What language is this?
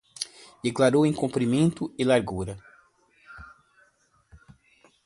Portuguese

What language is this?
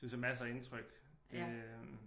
Danish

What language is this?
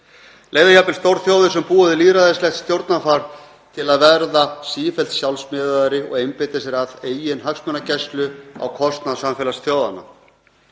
Icelandic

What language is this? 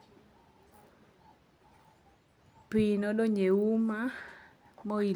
Luo (Kenya and Tanzania)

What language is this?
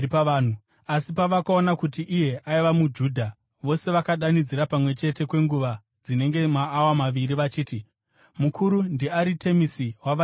Shona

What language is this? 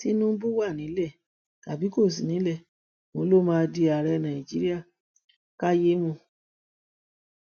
Yoruba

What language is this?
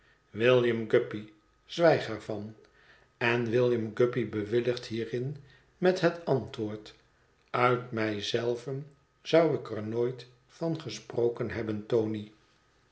Dutch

